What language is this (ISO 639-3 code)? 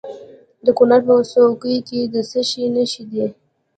pus